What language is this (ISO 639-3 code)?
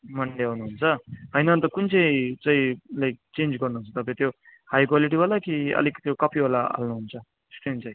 nep